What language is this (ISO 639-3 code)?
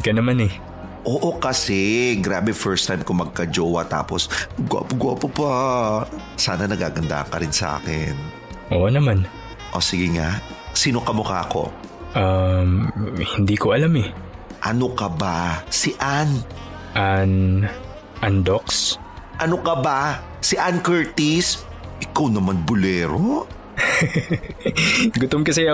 fil